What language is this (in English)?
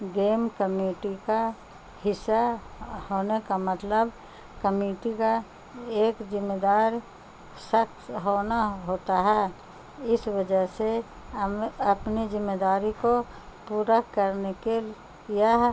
Urdu